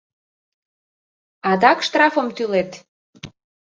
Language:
Mari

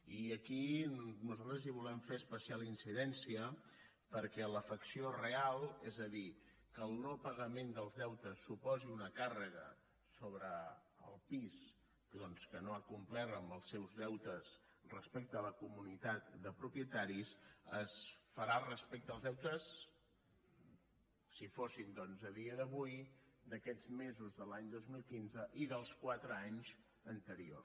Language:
Catalan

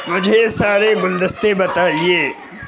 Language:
Urdu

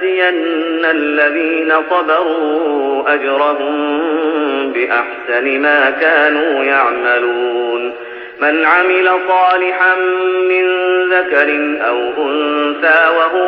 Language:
Arabic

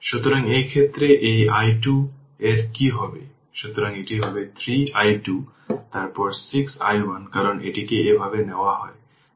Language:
Bangla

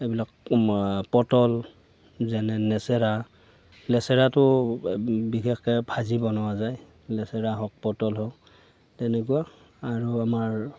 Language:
Assamese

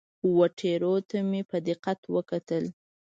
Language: Pashto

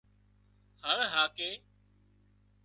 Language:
Wadiyara Koli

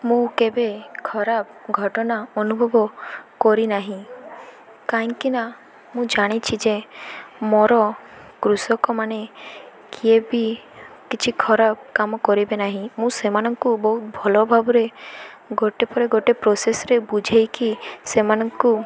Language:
Odia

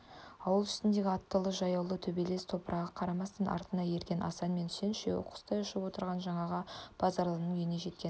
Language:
Kazakh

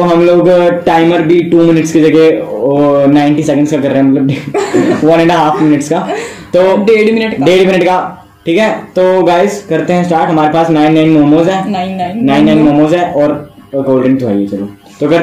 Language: Hindi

